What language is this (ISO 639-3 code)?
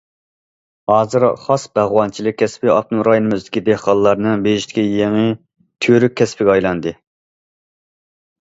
uig